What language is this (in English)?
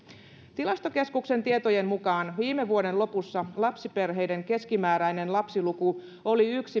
Finnish